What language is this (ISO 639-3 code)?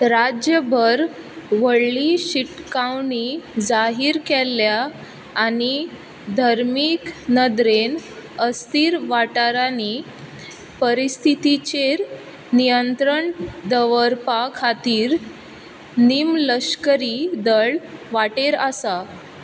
kok